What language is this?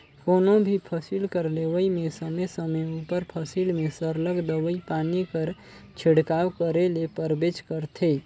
Chhattisgarhi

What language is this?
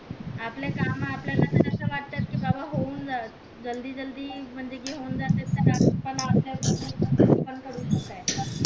Marathi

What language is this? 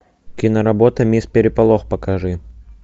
Russian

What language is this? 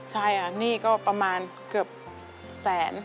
Thai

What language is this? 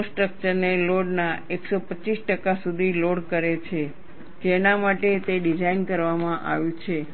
Gujarati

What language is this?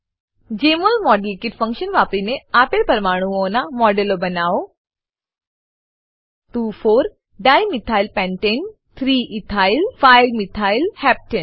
Gujarati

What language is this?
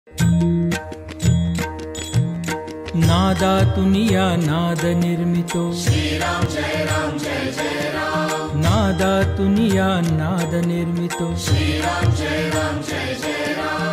Marathi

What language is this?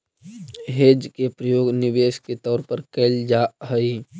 Magahi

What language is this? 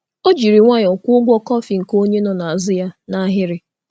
Igbo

